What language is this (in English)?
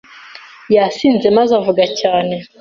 Kinyarwanda